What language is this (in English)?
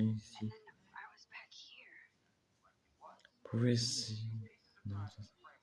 French